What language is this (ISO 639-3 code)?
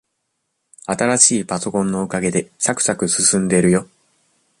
jpn